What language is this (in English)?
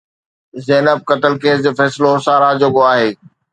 Sindhi